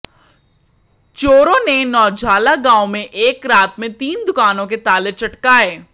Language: Hindi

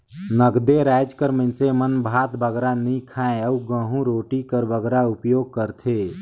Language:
Chhattisgarhi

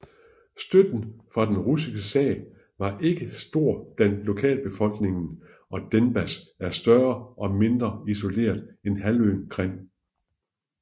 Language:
Danish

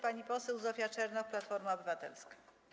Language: Polish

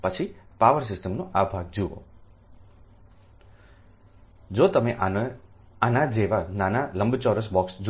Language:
Gujarati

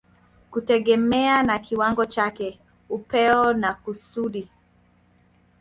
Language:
Swahili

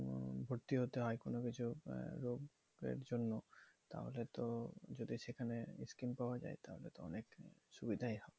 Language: Bangla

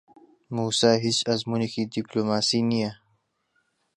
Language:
Central Kurdish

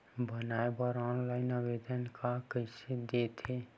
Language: Chhattisgarhi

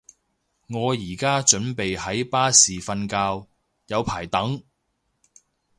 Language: Cantonese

